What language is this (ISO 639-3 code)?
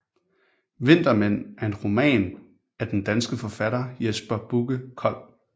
dan